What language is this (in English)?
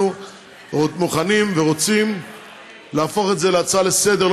Hebrew